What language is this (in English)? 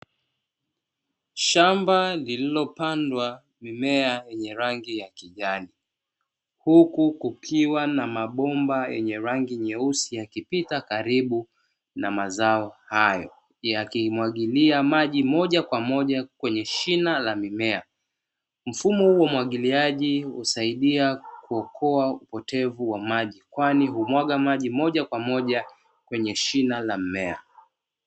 Swahili